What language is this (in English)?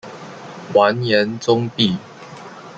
Chinese